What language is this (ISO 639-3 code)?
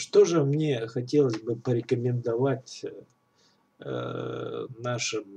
rus